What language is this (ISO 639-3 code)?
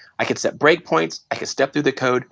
eng